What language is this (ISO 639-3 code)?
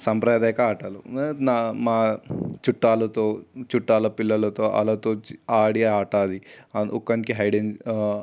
tel